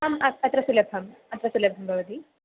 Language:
Sanskrit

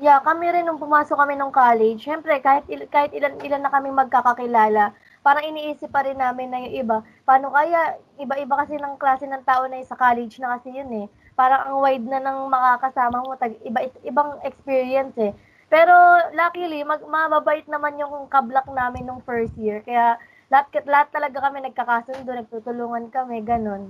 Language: Filipino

